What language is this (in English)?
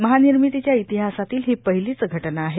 Marathi